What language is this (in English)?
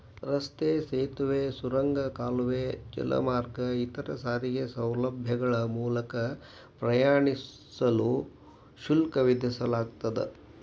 Kannada